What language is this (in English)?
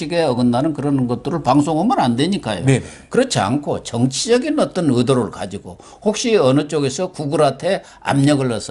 Korean